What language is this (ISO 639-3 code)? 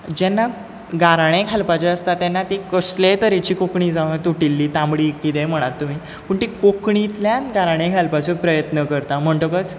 kok